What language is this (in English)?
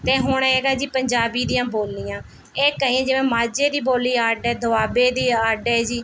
Punjabi